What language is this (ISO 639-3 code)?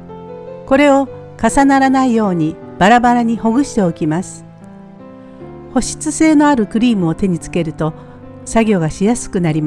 jpn